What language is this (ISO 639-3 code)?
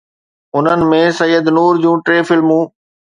snd